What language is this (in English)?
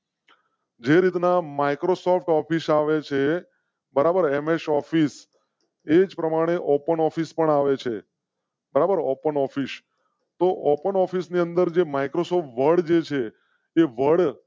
Gujarati